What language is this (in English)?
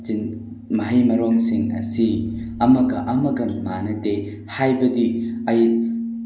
Manipuri